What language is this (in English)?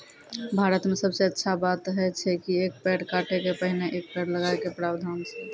Maithili